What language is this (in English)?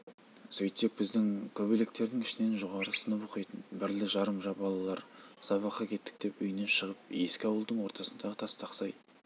Kazakh